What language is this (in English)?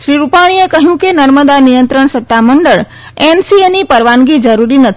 Gujarati